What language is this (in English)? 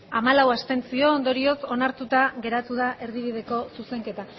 Basque